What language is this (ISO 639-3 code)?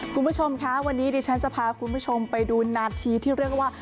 tha